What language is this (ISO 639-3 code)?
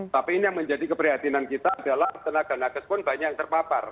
ind